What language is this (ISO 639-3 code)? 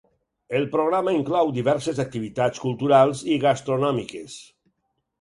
cat